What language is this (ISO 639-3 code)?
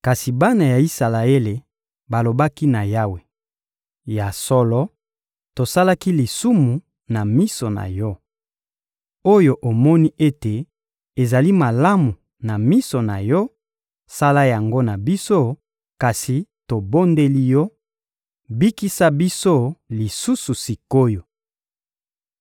lin